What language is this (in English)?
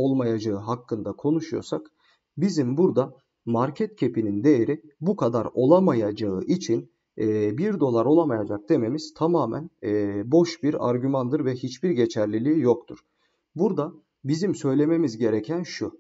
Turkish